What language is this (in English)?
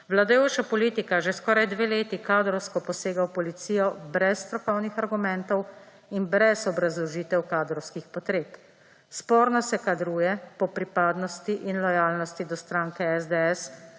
Slovenian